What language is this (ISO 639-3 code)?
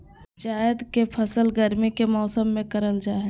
mag